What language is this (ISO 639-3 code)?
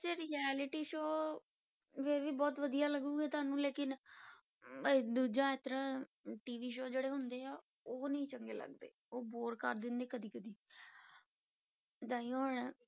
pan